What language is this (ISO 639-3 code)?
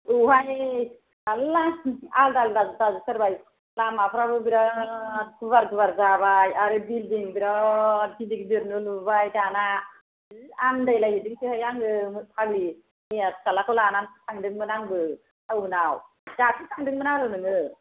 brx